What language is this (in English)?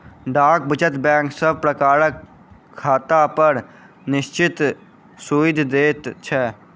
Maithili